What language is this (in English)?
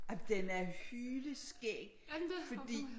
Danish